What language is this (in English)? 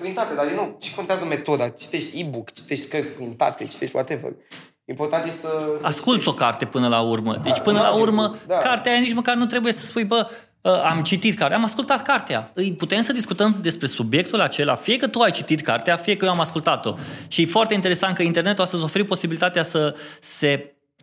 Romanian